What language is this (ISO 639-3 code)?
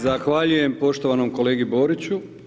hrv